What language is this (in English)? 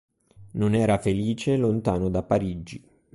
Italian